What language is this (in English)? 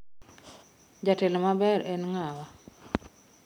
Luo (Kenya and Tanzania)